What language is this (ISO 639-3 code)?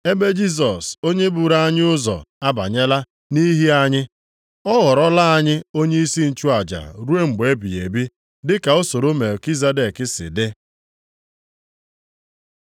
ibo